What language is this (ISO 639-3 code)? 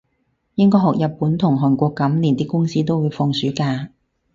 yue